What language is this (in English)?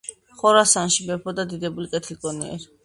Georgian